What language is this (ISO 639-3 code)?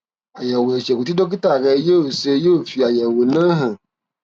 yor